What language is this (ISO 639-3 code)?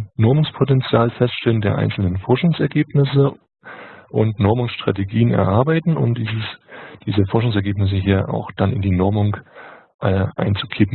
deu